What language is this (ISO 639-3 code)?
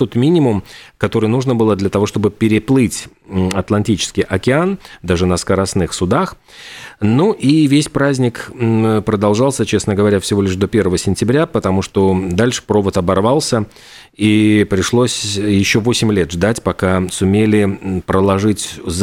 rus